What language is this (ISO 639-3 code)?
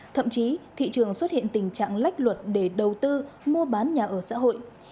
vie